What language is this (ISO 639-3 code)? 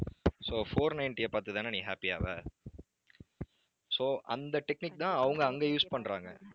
tam